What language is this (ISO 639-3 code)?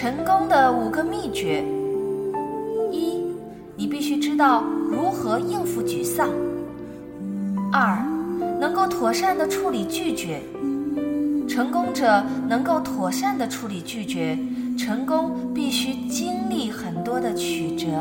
zho